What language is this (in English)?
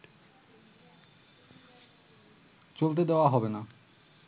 Bangla